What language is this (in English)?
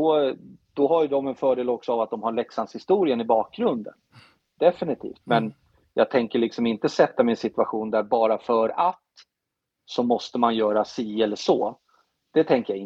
Swedish